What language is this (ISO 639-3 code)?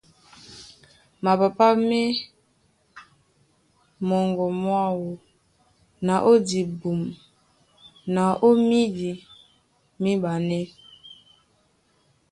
dua